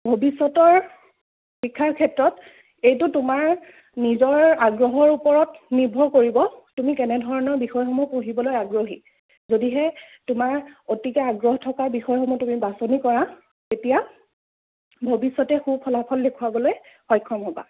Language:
Assamese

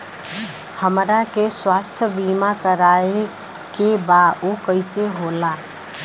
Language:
Bhojpuri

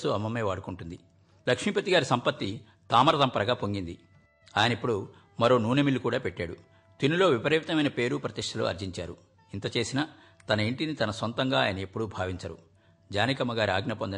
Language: Telugu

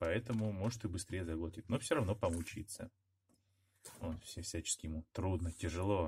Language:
Russian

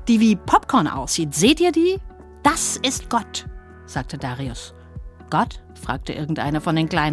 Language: German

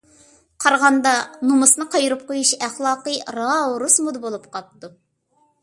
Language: Uyghur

